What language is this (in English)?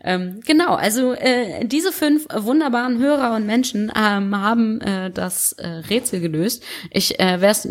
German